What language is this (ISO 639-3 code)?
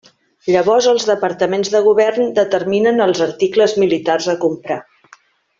cat